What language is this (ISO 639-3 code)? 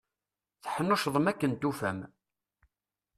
kab